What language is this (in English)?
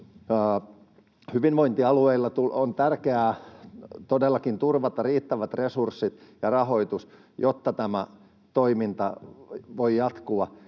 Finnish